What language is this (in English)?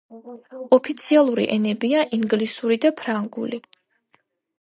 Georgian